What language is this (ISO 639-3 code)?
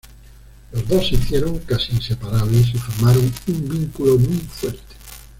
spa